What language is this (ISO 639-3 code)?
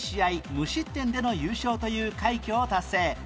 jpn